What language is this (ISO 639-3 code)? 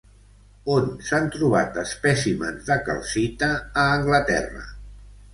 cat